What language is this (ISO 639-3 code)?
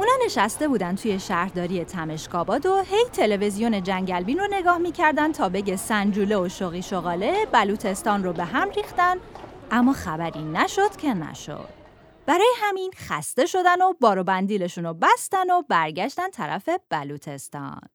fas